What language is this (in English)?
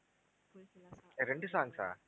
Tamil